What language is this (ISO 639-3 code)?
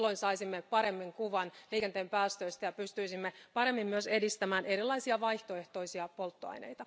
fin